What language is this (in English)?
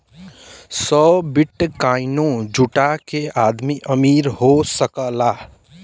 Bhojpuri